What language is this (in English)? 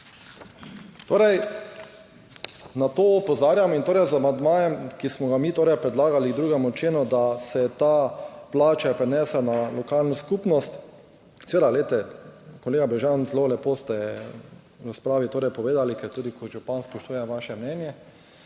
Slovenian